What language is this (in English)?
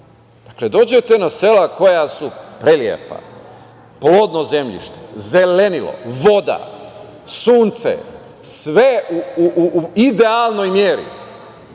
Serbian